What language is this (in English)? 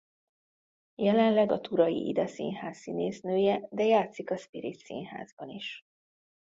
Hungarian